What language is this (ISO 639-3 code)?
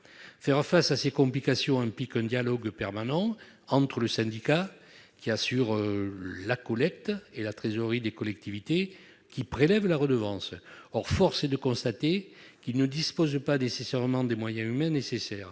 fra